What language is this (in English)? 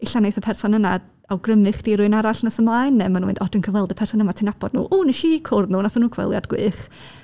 Welsh